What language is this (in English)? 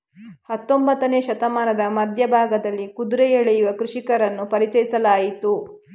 Kannada